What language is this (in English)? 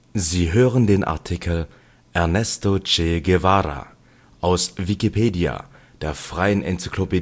German